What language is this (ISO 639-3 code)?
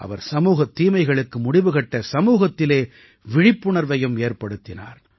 tam